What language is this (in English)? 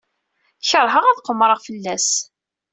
Kabyle